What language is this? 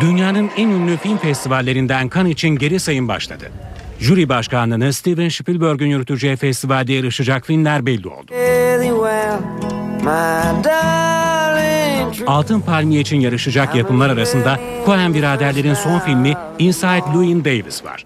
Turkish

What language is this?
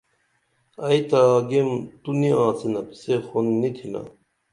Dameli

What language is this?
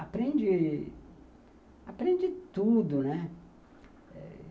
Portuguese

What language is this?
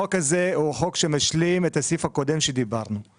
Hebrew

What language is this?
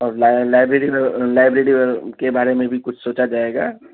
Urdu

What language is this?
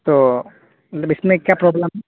Urdu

